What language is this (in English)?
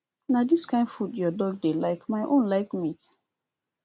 Nigerian Pidgin